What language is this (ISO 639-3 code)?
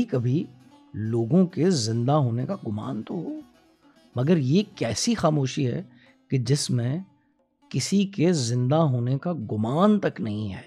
urd